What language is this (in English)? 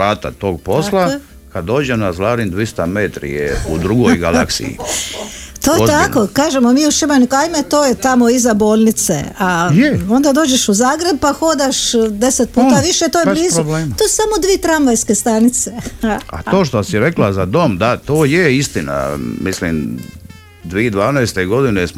Croatian